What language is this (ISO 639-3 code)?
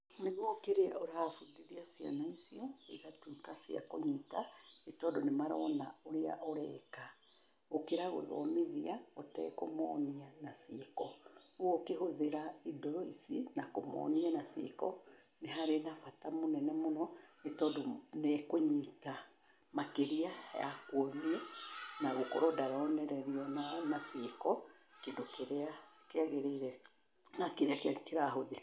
kik